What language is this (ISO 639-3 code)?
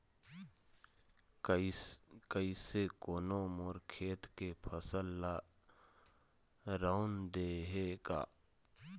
hne